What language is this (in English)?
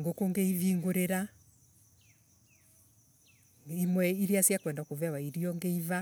Embu